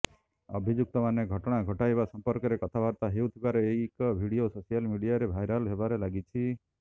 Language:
Odia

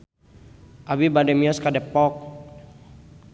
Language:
Sundanese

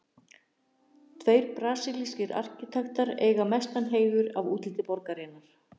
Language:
Icelandic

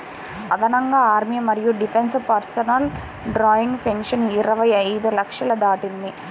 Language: Telugu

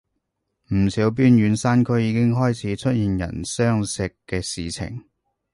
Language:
Cantonese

